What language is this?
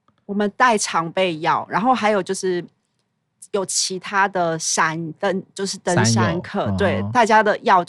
Chinese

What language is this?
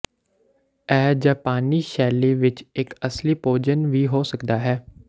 Punjabi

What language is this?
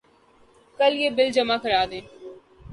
Urdu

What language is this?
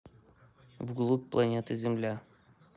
Russian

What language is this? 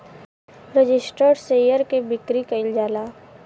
Bhojpuri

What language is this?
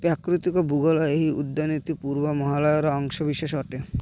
Odia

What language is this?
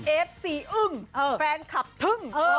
Thai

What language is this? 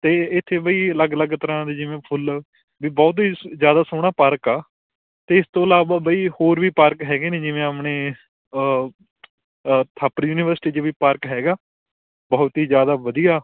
Punjabi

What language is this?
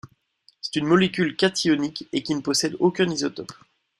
French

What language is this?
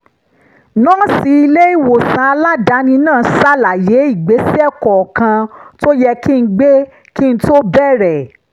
Yoruba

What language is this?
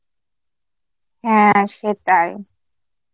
Bangla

